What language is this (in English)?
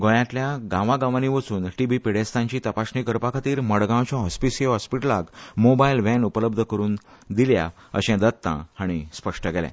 Konkani